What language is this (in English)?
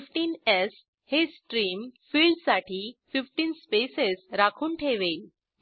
Marathi